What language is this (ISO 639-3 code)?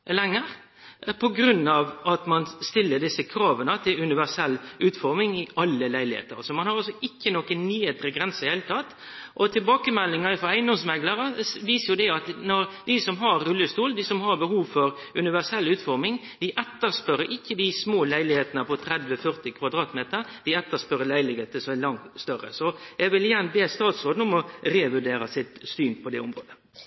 nno